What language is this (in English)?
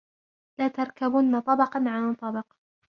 Arabic